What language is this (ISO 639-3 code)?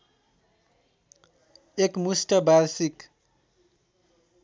nep